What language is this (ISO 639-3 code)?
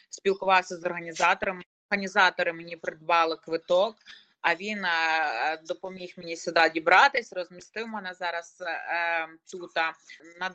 ukr